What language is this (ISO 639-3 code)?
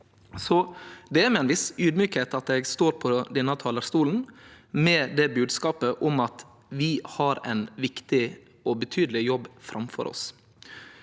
nor